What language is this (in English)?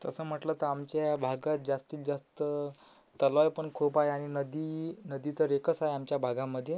Marathi